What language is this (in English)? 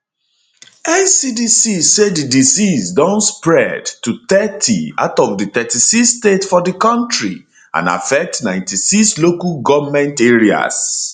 Nigerian Pidgin